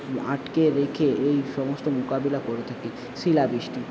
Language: Bangla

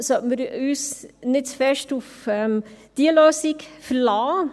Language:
Swiss German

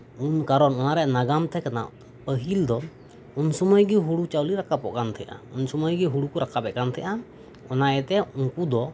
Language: Santali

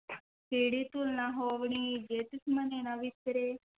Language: Punjabi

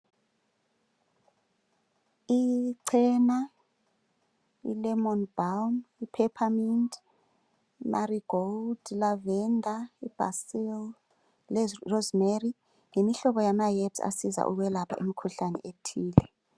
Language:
North Ndebele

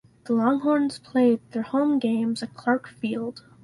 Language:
English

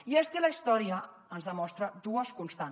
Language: Catalan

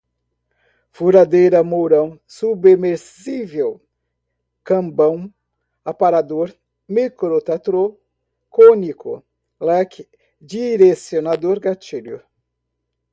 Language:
Portuguese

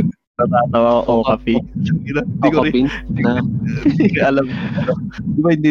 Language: Filipino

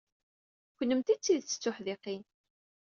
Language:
Kabyle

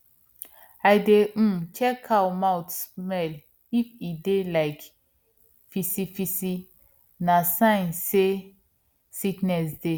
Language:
Nigerian Pidgin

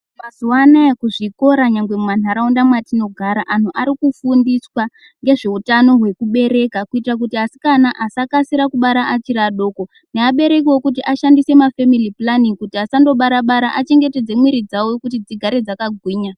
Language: Ndau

